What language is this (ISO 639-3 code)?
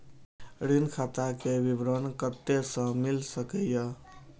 mai